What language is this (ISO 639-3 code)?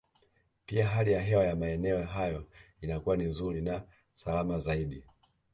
swa